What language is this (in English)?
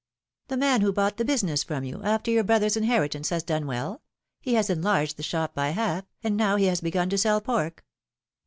English